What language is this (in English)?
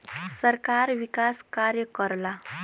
Bhojpuri